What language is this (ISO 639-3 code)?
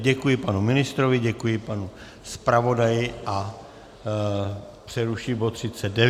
ces